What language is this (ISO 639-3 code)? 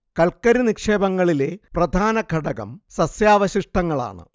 mal